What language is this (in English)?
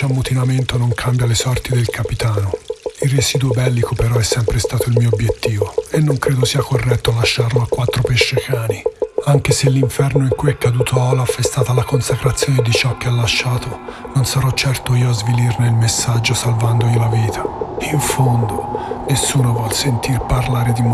Italian